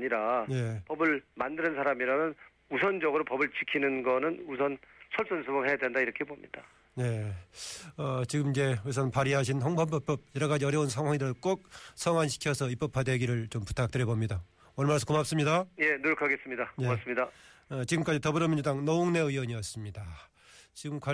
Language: Korean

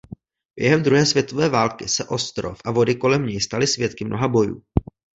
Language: Czech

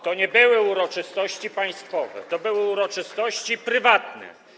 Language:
Polish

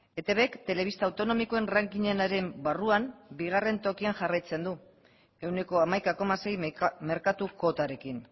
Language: Basque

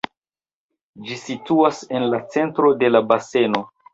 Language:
Esperanto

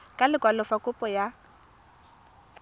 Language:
Tswana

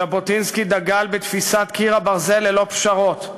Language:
Hebrew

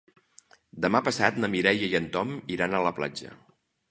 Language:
Catalan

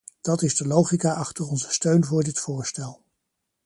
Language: Dutch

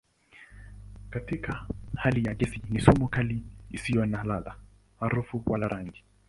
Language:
Swahili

